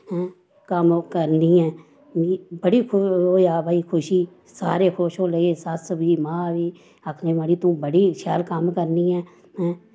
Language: Dogri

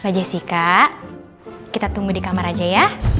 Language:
Indonesian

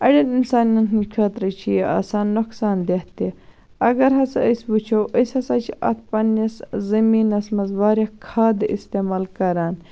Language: Kashmiri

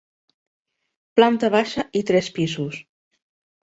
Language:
Catalan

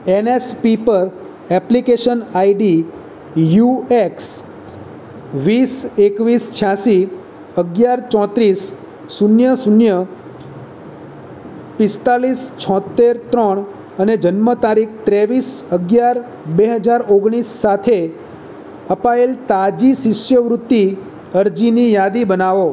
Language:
Gujarati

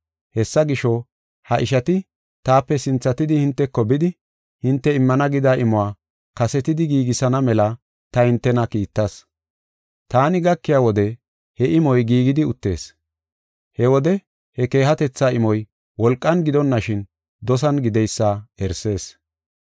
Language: Gofa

